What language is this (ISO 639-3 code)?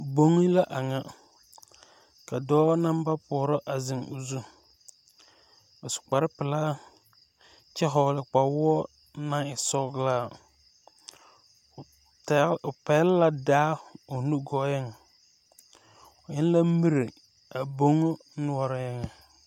dga